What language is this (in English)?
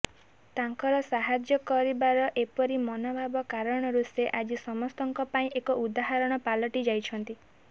Odia